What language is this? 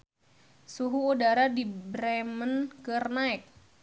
Sundanese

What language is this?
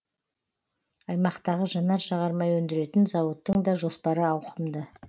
Kazakh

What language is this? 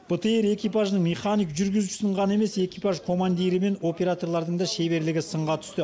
Kazakh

